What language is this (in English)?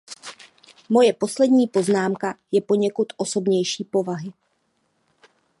Czech